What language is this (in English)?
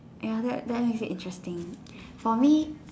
English